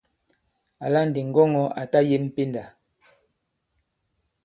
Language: Bankon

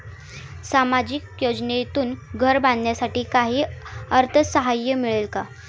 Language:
Marathi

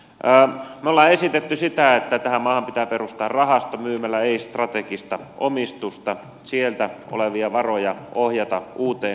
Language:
Finnish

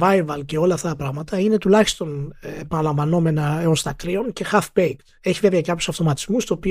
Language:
Greek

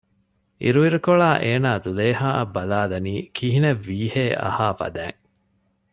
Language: Divehi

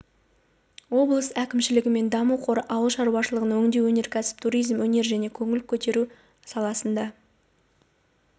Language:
Kazakh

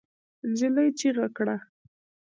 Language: Pashto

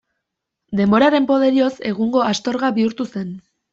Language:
Basque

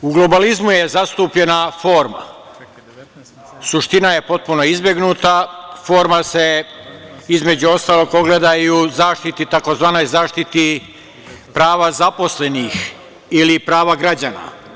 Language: Serbian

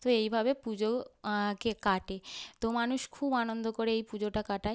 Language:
Bangla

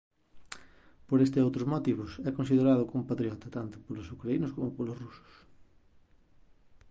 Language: Galician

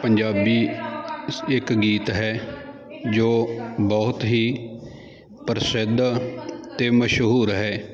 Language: Punjabi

